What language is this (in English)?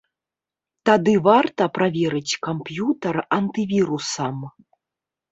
Belarusian